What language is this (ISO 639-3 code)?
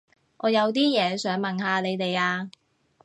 yue